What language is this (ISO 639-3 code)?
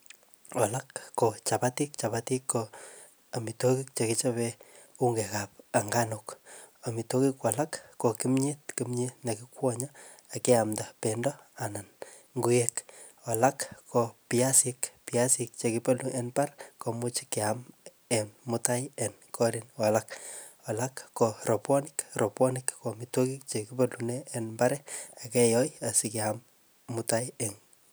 kln